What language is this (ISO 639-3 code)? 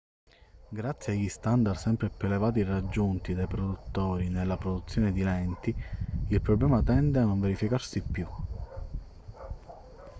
ita